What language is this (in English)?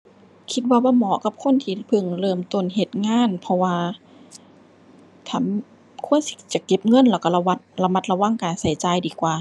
Thai